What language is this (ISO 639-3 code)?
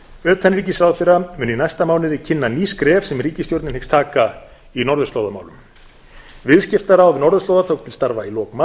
isl